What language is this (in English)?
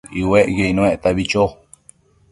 Matsés